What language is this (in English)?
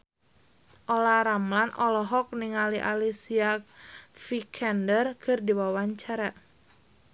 Sundanese